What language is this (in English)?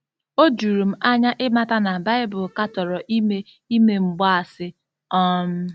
Igbo